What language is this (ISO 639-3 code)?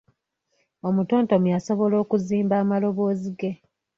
lug